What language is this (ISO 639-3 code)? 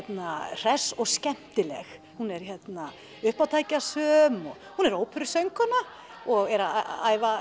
isl